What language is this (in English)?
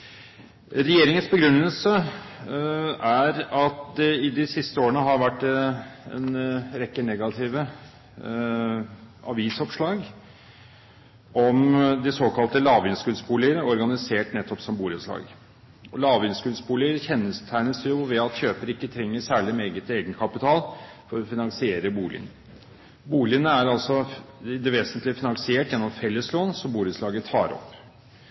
Norwegian Bokmål